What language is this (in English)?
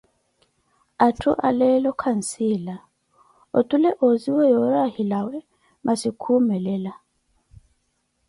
Koti